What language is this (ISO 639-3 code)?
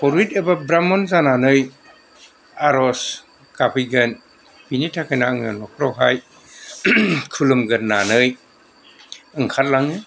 brx